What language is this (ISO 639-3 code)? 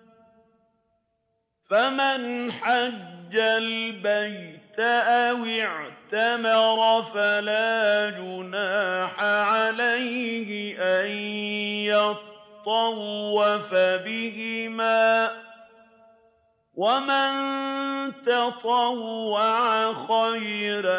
ara